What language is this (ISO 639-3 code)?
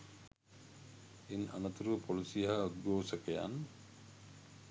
sin